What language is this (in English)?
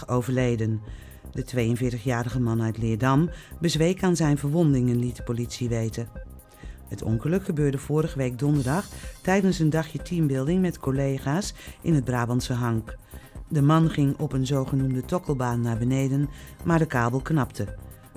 Dutch